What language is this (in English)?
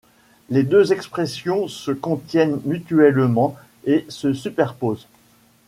French